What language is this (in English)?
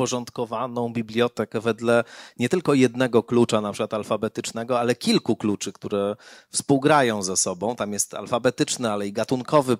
Polish